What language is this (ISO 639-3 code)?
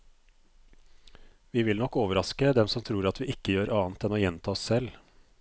nor